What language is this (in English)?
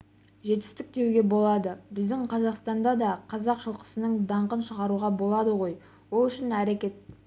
Kazakh